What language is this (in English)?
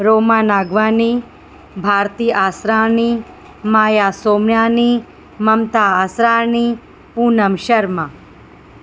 Sindhi